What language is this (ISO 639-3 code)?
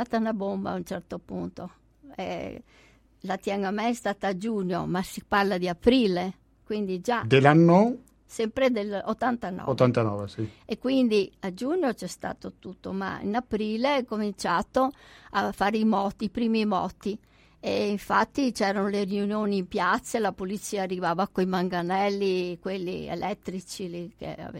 ita